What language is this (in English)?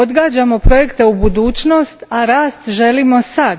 Croatian